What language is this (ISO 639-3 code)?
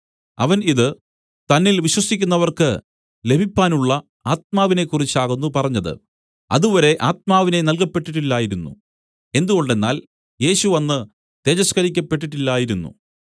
mal